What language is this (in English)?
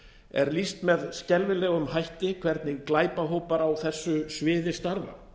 Icelandic